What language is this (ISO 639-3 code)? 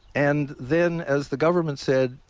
eng